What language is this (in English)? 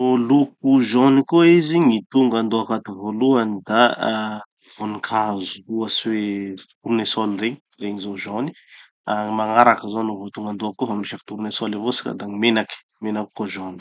Tanosy Malagasy